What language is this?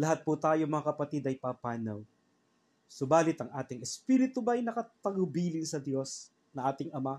Filipino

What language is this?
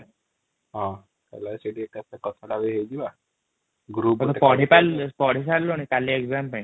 Odia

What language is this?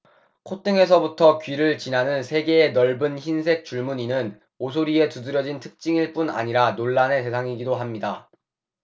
Korean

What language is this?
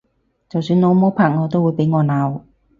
Cantonese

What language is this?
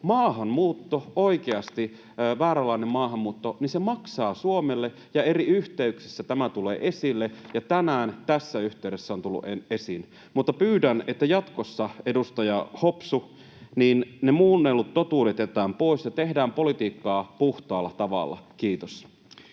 Finnish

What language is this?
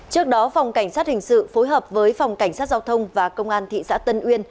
Vietnamese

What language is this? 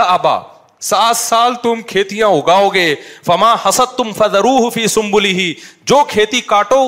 Urdu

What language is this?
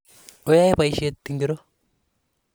Kalenjin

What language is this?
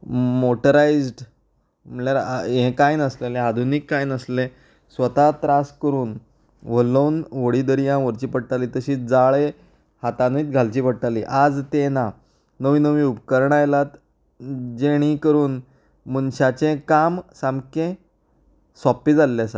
Konkani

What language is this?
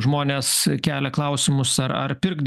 Lithuanian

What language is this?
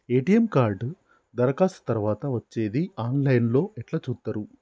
Telugu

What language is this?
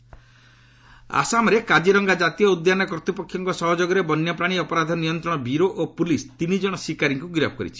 Odia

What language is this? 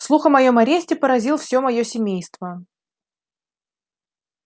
Russian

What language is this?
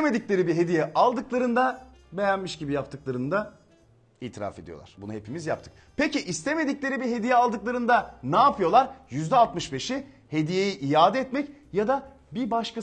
Turkish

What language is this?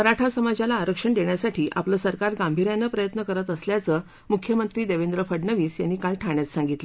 Marathi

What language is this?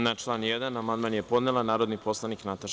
Serbian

